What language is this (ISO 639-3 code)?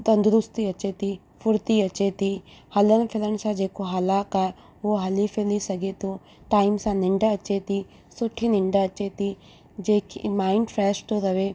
snd